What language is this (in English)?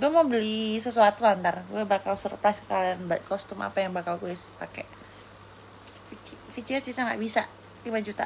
Indonesian